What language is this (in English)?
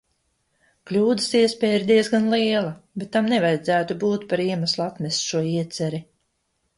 Latvian